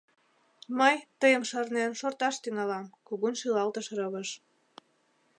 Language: Mari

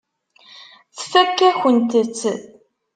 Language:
Kabyle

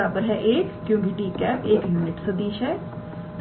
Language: Hindi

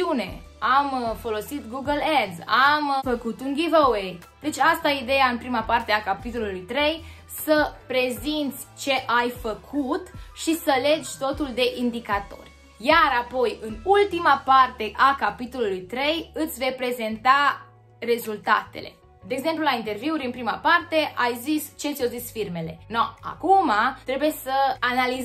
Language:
Romanian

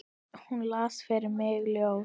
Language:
Icelandic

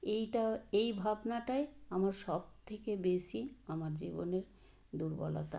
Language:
Bangla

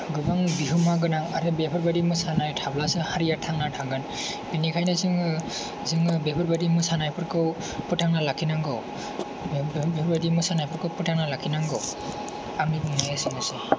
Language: Bodo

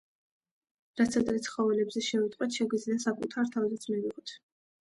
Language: Georgian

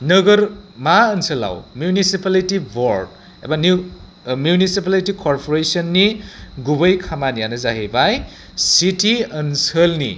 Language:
Bodo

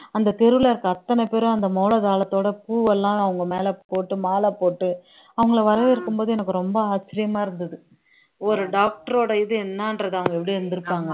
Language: Tamil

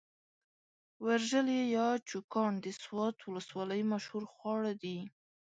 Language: Pashto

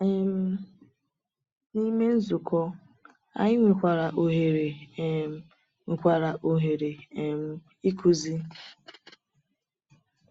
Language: Igbo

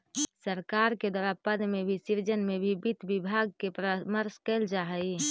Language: Magahi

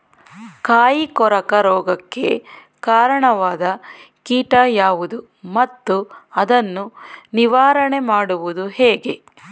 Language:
Kannada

